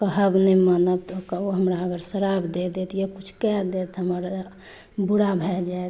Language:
Maithili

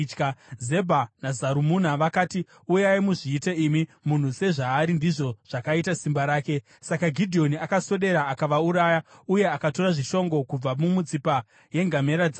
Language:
Shona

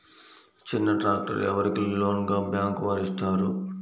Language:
Telugu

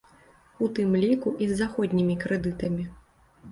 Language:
Belarusian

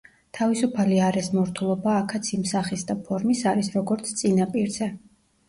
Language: Georgian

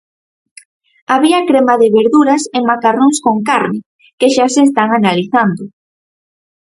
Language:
Galician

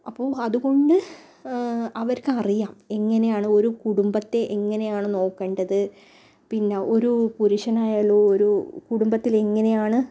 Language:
Malayalam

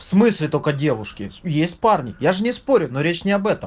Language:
Russian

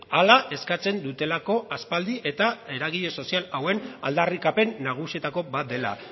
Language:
Basque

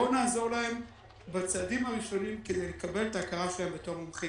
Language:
Hebrew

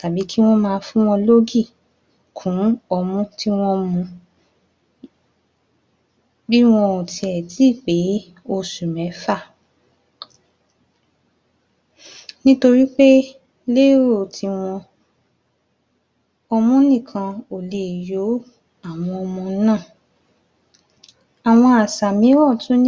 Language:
Yoruba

